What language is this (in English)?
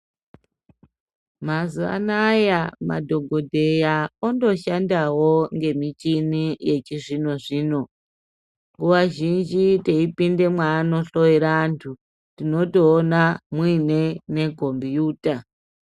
Ndau